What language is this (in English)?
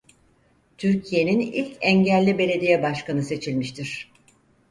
Turkish